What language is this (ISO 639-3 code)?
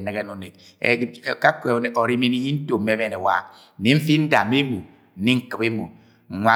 yay